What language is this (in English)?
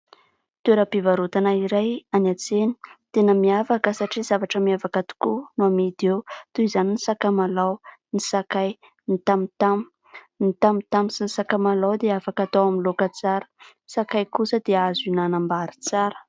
Malagasy